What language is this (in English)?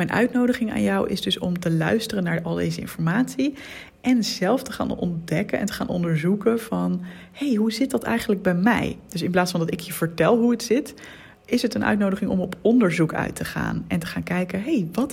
Dutch